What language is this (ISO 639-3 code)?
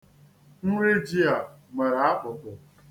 ibo